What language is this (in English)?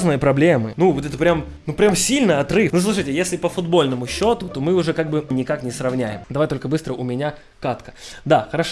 Russian